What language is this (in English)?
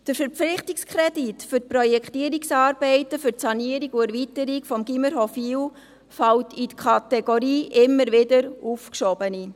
Swiss German